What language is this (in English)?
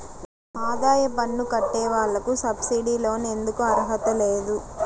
Telugu